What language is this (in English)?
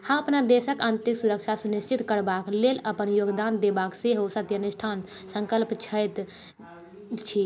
Maithili